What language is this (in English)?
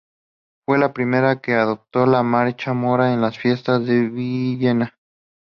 Spanish